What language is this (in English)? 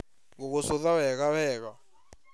Kikuyu